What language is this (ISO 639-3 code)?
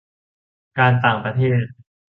tha